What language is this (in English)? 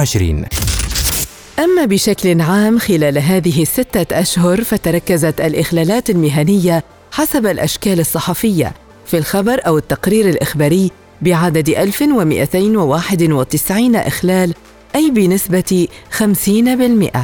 Arabic